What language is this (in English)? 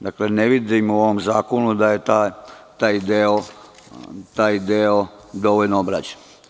Serbian